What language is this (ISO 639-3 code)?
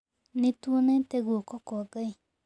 kik